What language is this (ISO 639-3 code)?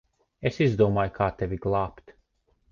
lav